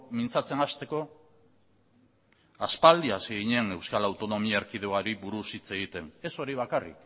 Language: Basque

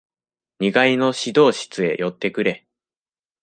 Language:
Japanese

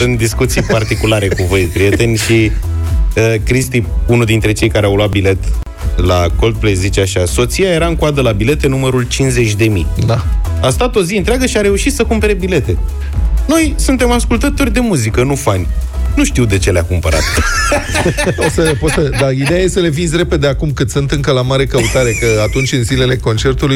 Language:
Romanian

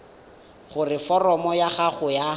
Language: Tswana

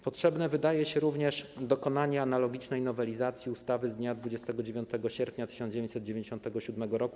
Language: Polish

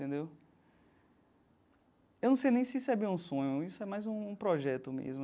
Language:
Portuguese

